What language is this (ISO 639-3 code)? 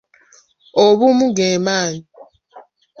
lug